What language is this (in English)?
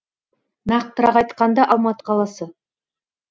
Kazakh